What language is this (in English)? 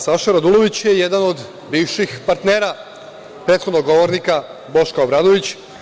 Serbian